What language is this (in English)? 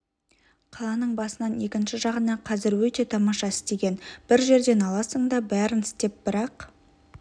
Kazakh